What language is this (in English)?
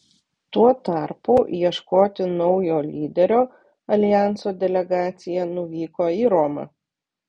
Lithuanian